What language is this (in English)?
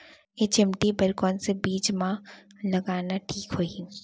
Chhattisgarhi